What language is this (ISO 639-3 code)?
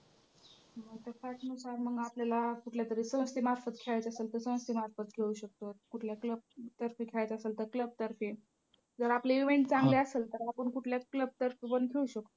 mar